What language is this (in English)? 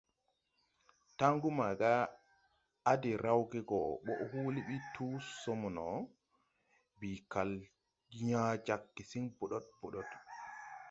Tupuri